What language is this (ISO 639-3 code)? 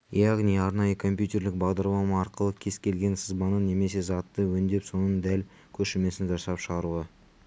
kaz